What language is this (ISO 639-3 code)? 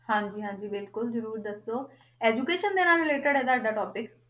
pan